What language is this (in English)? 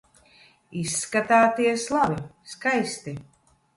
Latvian